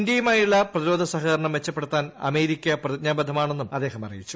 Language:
Malayalam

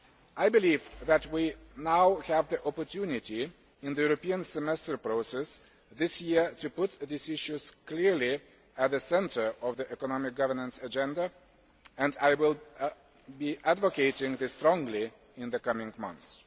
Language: English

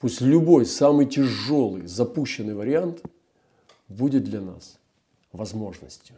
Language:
Russian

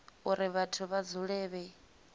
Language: Venda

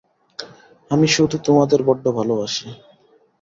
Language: Bangla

